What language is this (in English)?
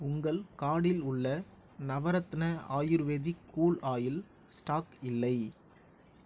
Tamil